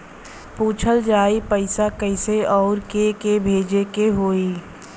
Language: Bhojpuri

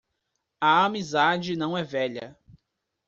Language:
Portuguese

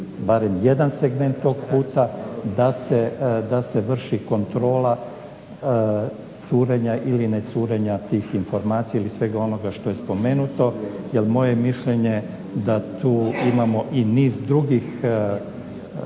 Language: Croatian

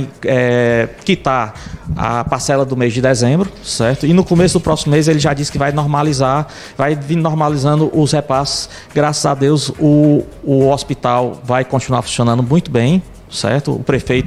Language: Portuguese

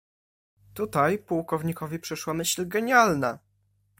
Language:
Polish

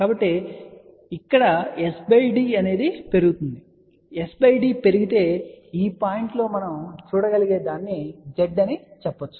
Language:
Telugu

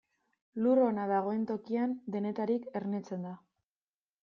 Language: Basque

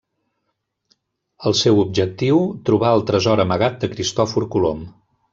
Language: Catalan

